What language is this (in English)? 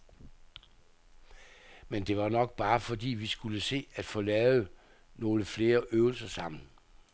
Danish